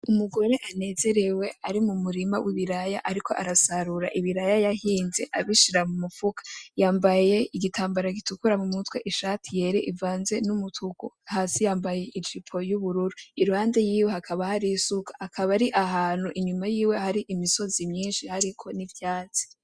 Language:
Rundi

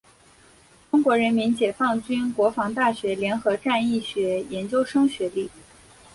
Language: Chinese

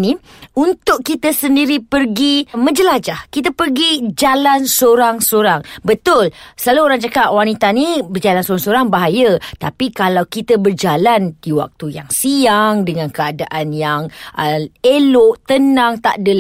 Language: Malay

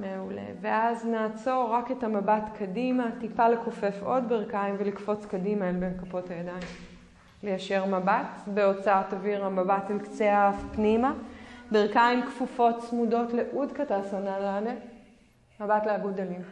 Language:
Hebrew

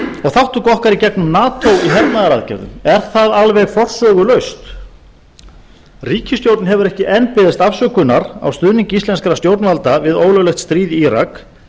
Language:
Icelandic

